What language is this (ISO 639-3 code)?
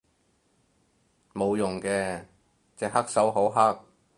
yue